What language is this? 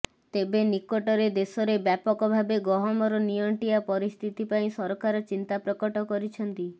Odia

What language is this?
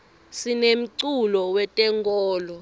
Swati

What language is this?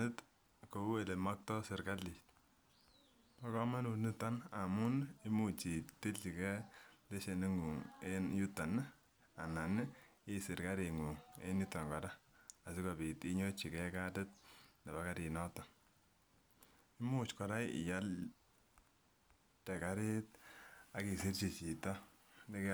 Kalenjin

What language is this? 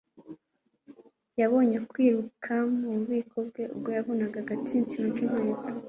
Kinyarwanda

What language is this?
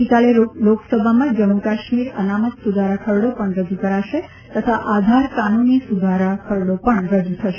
Gujarati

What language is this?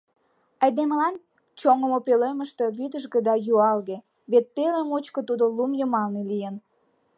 Mari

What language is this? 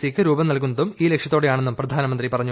Malayalam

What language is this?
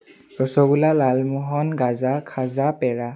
Assamese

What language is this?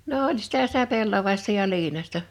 Finnish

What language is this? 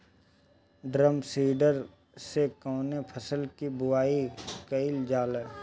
Bhojpuri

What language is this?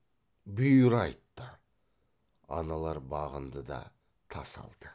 Kazakh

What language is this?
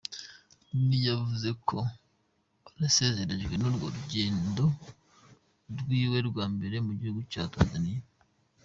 Kinyarwanda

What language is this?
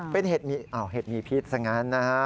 Thai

